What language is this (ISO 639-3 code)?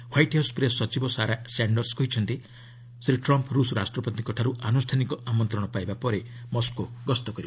ori